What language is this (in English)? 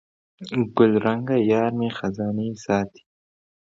Pashto